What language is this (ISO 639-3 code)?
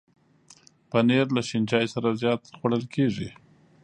pus